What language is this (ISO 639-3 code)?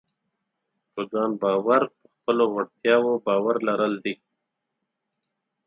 pus